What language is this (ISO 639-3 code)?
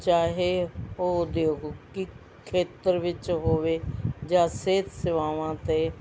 pan